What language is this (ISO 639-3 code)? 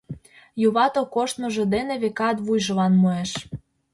chm